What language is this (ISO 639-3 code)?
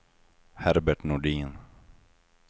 swe